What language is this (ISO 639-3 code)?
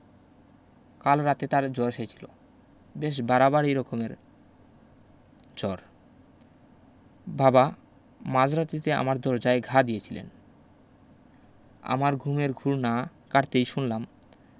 ben